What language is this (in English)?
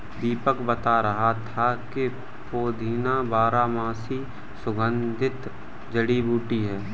Hindi